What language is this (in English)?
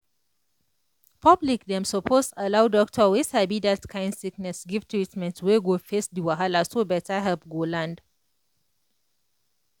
Nigerian Pidgin